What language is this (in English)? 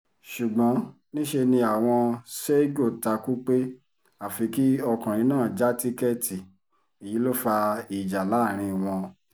Yoruba